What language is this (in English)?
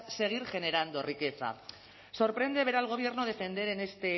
Spanish